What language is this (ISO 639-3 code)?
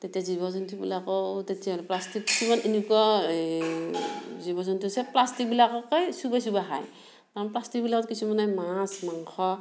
asm